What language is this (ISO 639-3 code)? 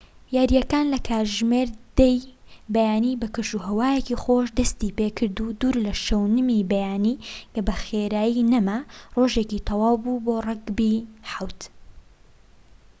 ckb